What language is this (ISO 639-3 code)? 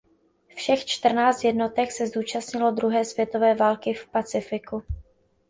ces